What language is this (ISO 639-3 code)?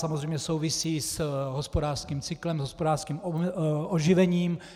ces